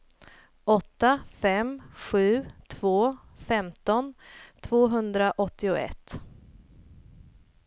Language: Swedish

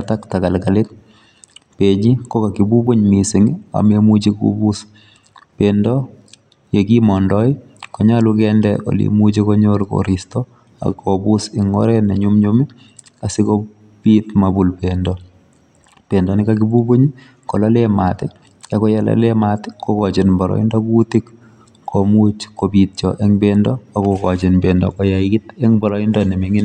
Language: Kalenjin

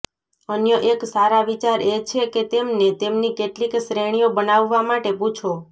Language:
Gujarati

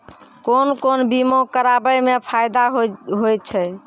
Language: Maithili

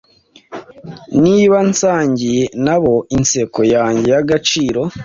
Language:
Kinyarwanda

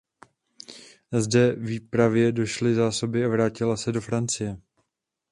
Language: Czech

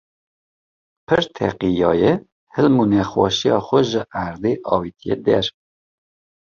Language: Kurdish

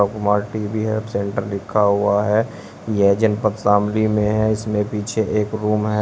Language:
Hindi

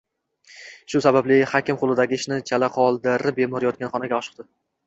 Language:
Uzbek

